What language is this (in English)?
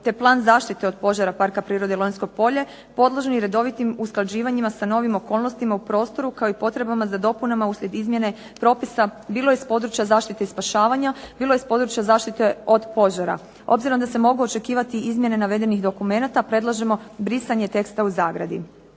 Croatian